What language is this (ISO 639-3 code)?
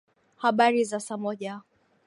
swa